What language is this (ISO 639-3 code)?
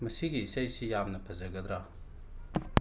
mni